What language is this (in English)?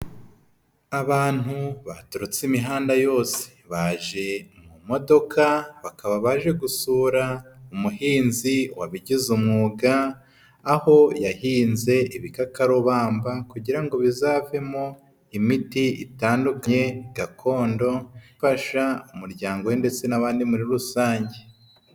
Kinyarwanda